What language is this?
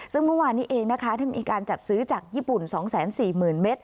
Thai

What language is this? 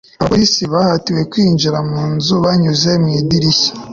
Kinyarwanda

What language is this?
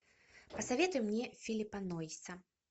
Russian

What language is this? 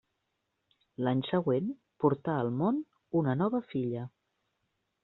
Catalan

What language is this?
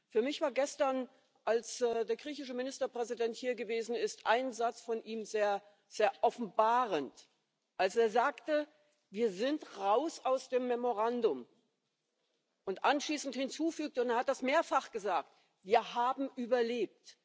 German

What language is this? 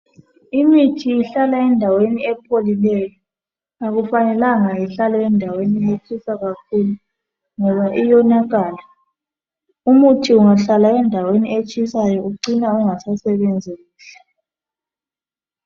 North Ndebele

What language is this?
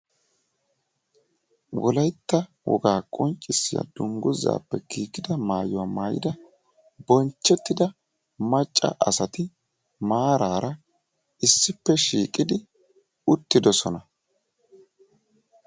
Wolaytta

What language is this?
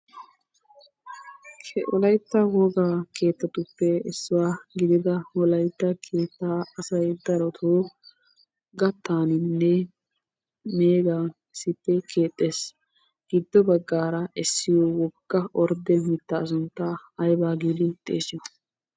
Wolaytta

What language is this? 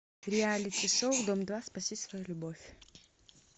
Russian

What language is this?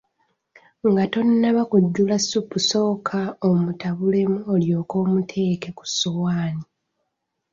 Ganda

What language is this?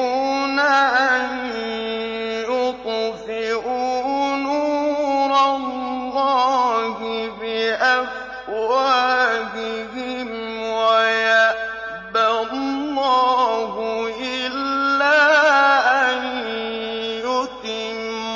Arabic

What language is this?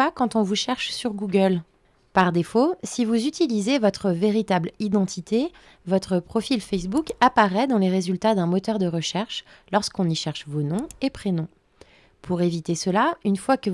French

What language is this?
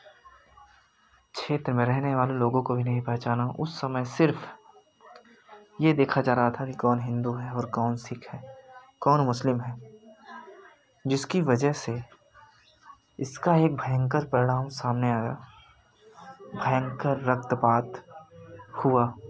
Hindi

